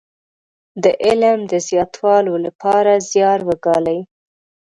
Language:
Pashto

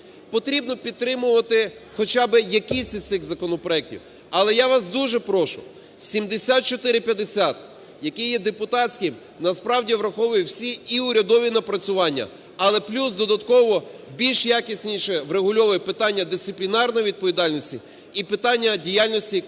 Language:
Ukrainian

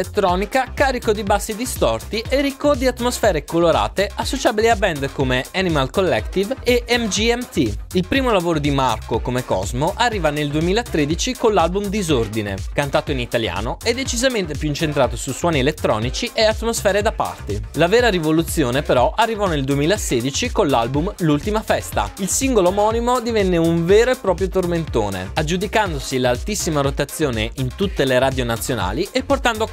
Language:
Italian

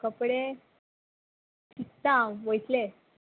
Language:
Konkani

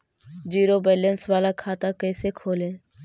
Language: Magahi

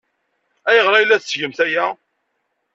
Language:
Kabyle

